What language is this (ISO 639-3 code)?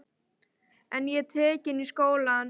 isl